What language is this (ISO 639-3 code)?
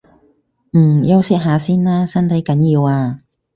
yue